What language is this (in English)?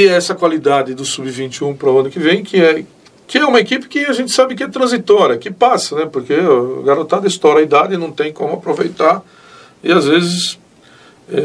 Portuguese